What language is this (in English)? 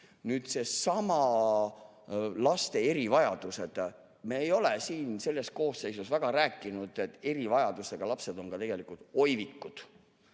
Estonian